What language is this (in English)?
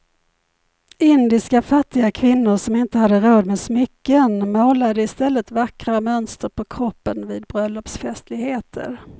Swedish